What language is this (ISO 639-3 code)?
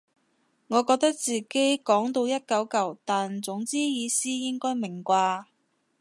yue